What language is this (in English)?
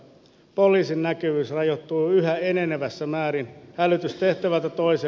Finnish